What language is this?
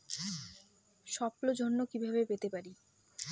Bangla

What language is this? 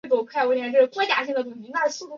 Chinese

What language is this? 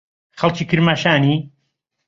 Central Kurdish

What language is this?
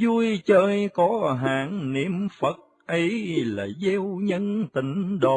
Vietnamese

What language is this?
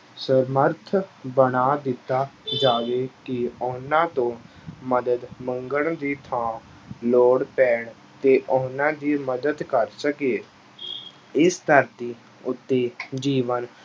Punjabi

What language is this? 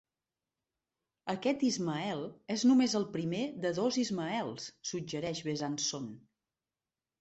Catalan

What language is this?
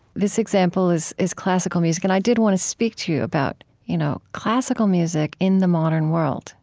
English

